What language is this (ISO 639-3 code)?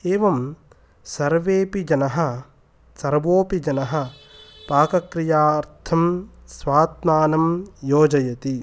san